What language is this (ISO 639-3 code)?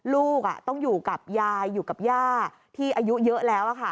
tha